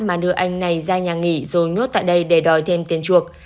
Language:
Vietnamese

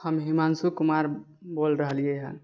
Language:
Maithili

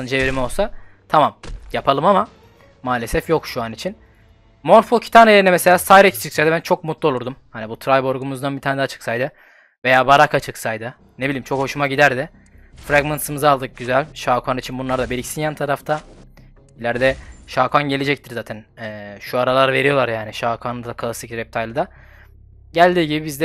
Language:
Turkish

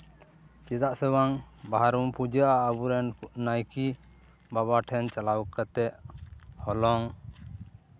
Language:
Santali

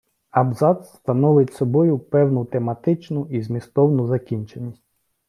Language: Ukrainian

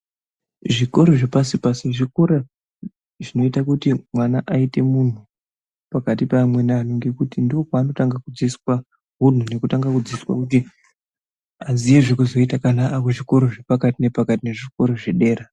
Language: Ndau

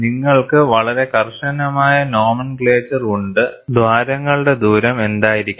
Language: Malayalam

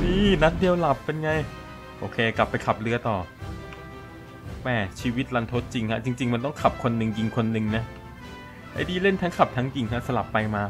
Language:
Thai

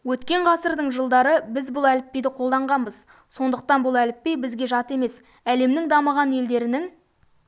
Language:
Kazakh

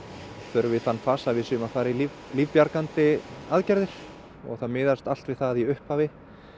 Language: Icelandic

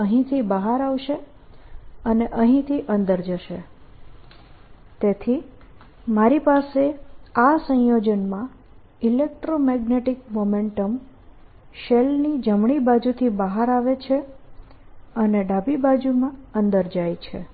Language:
Gujarati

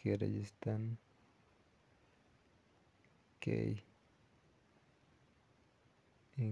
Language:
Kalenjin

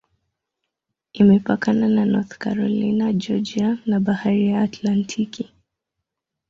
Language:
Swahili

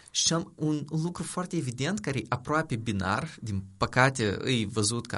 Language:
Romanian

